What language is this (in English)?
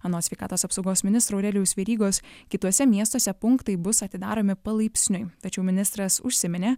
Lithuanian